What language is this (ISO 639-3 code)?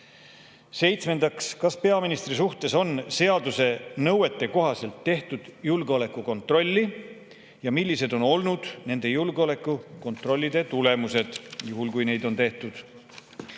est